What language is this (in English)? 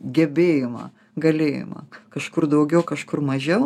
Lithuanian